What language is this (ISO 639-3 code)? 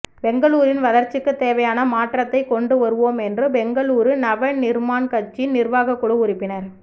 tam